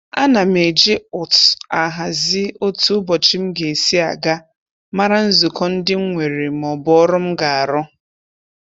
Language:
Igbo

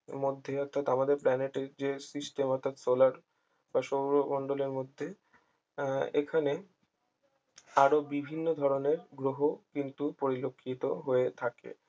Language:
Bangla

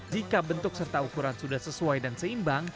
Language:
Indonesian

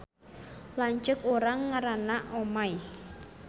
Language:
Sundanese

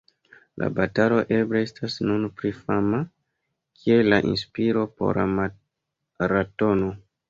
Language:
Esperanto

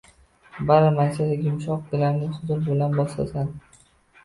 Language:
Uzbek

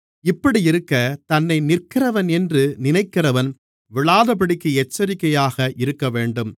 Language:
Tamil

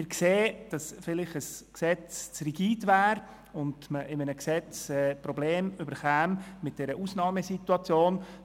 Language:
Swiss German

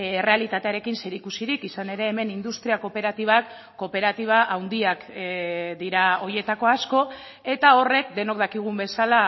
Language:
Basque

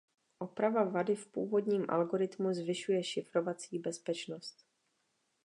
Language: Czech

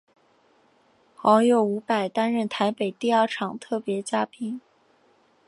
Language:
Chinese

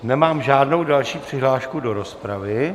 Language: Czech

